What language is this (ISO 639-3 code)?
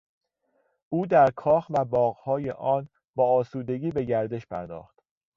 fas